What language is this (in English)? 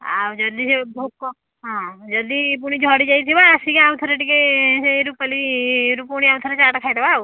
Odia